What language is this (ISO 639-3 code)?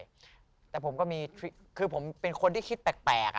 tha